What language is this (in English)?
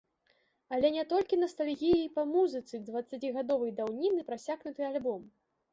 Belarusian